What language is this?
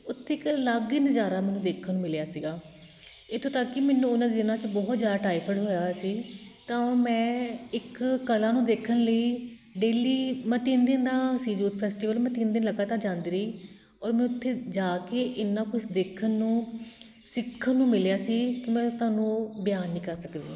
Punjabi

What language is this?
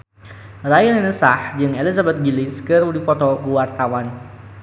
Sundanese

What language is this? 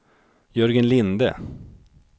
Swedish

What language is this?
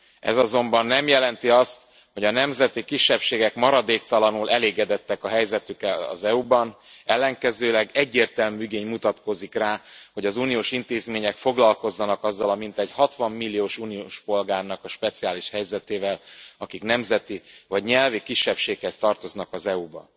Hungarian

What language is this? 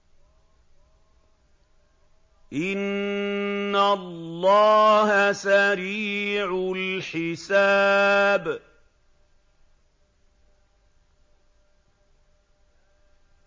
Arabic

